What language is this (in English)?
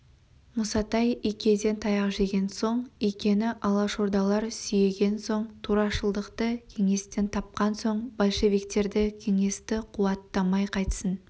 Kazakh